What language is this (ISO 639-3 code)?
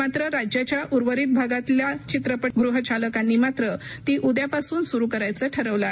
mar